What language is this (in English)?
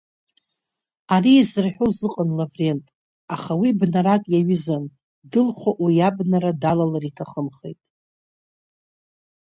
Abkhazian